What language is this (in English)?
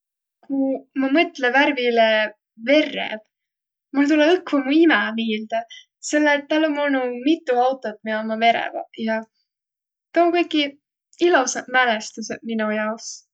Võro